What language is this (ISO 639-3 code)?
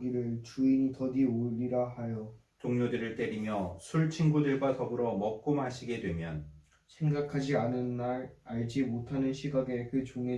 kor